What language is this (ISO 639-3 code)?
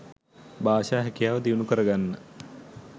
sin